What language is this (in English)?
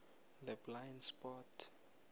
South Ndebele